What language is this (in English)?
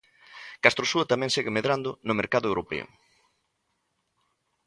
Galician